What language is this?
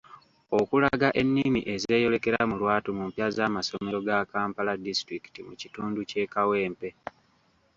Ganda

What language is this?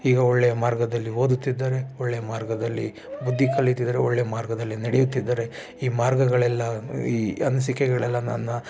Kannada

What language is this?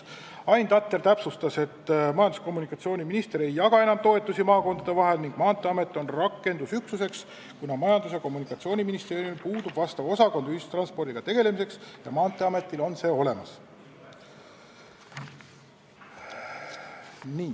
Estonian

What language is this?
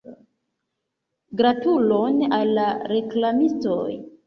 Esperanto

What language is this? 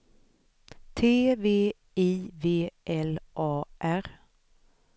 Swedish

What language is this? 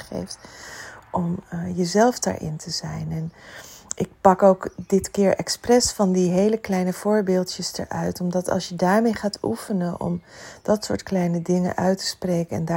Dutch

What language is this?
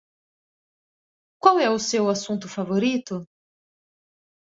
Portuguese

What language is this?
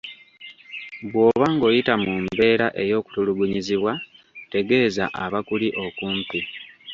Ganda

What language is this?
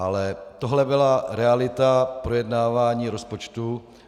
Czech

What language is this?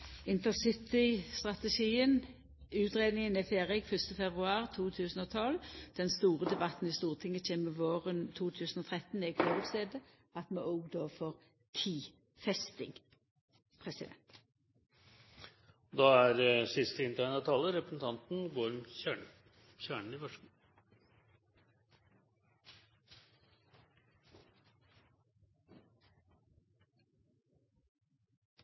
Norwegian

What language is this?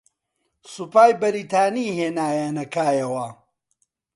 Central Kurdish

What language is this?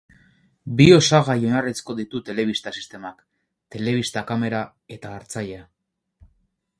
Basque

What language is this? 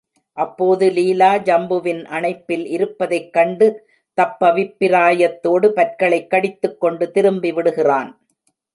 Tamil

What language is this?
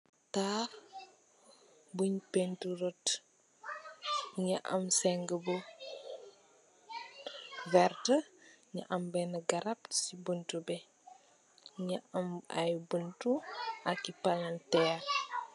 Wolof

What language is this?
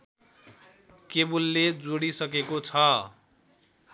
Nepali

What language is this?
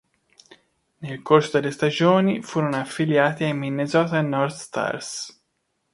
Italian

